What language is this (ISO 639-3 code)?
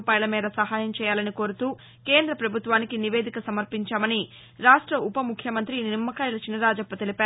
tel